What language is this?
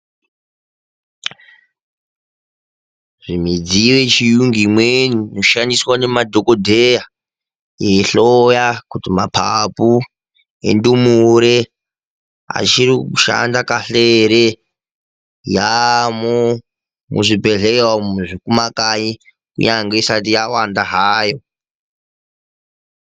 Ndau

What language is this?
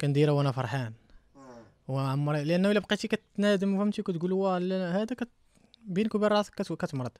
Arabic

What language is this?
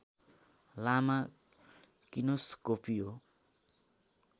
Nepali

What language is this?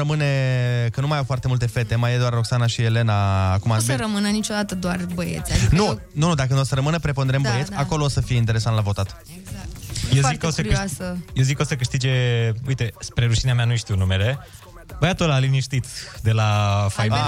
Romanian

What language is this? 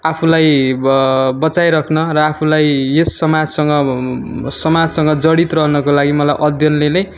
Nepali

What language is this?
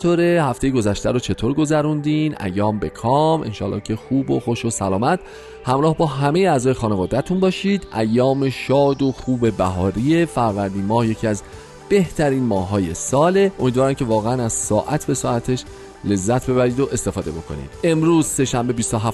Persian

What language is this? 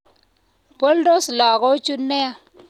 Kalenjin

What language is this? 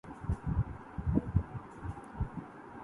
Urdu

